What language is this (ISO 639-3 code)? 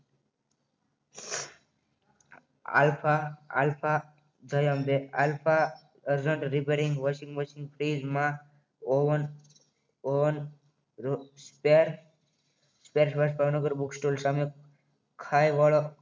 guj